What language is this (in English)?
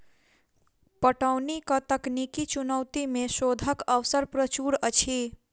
Maithili